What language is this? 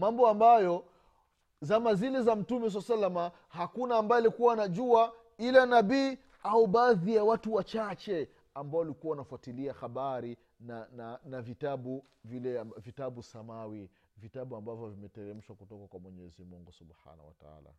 Swahili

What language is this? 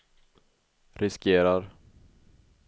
Swedish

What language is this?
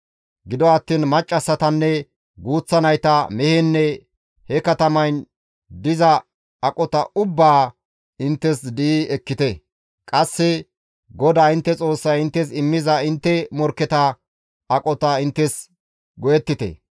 Gamo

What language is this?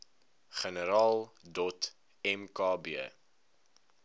Afrikaans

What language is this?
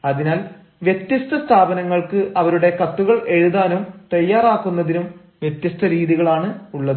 Malayalam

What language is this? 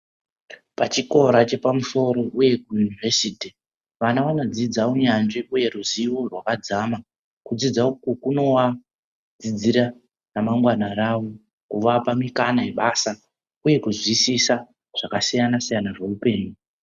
Ndau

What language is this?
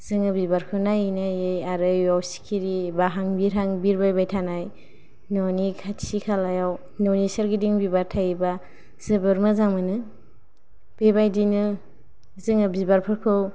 Bodo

